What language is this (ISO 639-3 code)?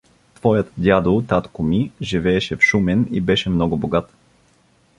bul